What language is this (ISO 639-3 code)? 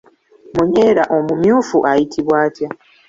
lug